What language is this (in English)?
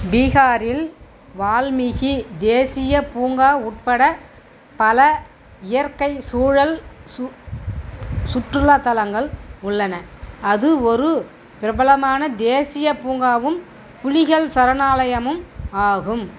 Tamil